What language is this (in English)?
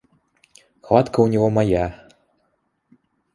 Russian